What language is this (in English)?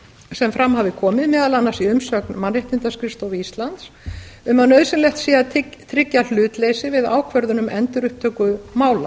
Icelandic